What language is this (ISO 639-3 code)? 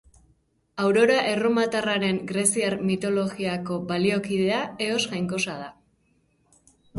eus